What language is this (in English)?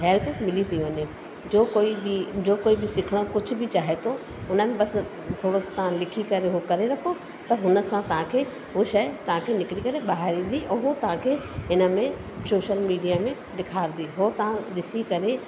Sindhi